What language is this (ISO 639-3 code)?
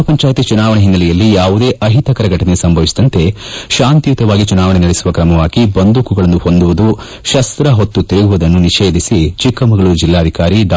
kan